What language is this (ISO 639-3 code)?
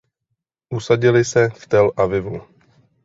ces